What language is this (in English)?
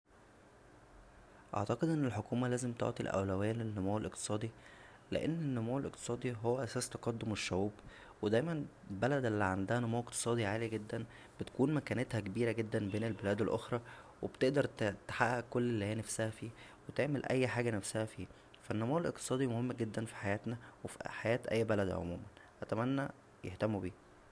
Egyptian Arabic